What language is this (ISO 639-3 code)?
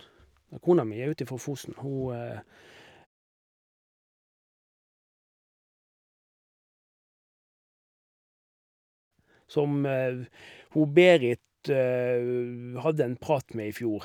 nor